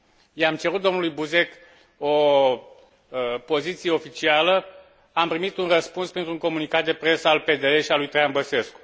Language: Romanian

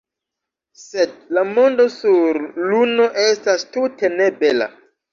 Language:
Esperanto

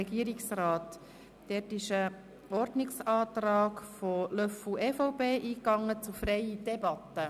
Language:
Swiss German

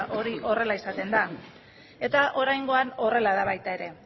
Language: Basque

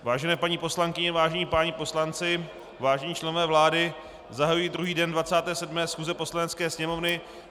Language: Czech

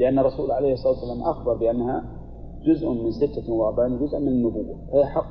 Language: Arabic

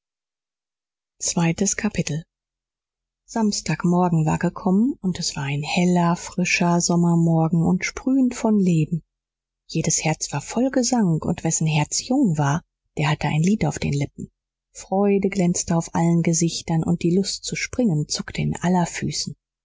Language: German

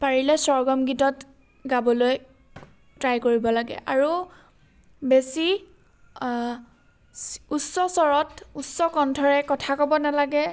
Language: Assamese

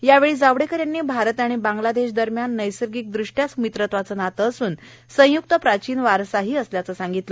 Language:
Marathi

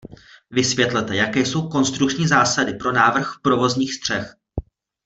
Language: Czech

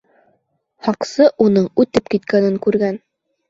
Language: Bashkir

